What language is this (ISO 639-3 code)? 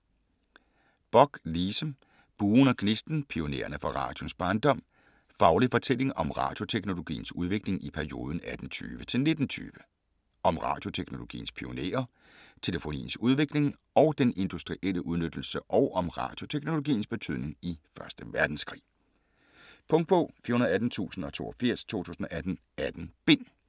dan